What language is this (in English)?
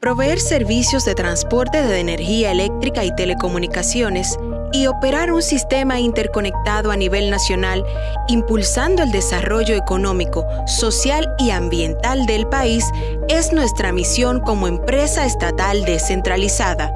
Spanish